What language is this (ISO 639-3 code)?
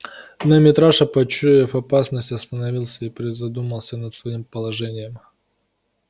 rus